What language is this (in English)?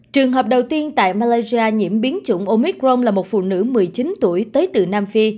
Vietnamese